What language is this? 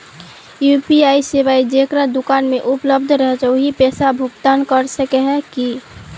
Magahi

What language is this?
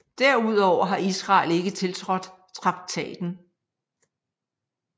Danish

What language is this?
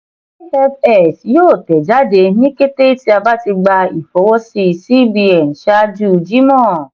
Yoruba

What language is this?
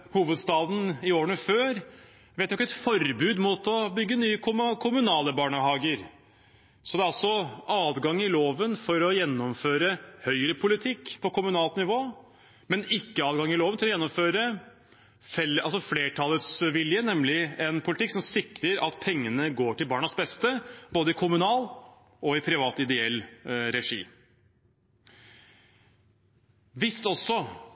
Norwegian Bokmål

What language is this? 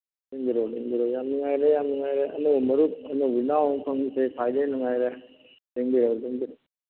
Manipuri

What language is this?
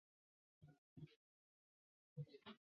Chinese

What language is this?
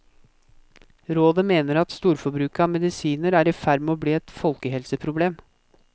Norwegian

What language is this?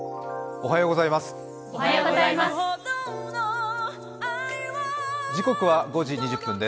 Japanese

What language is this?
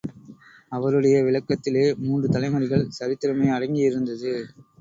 Tamil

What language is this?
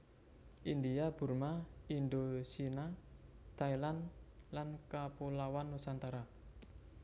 Javanese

